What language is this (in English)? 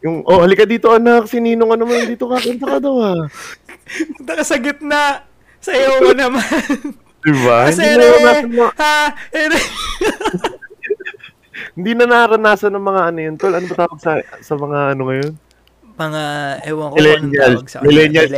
Filipino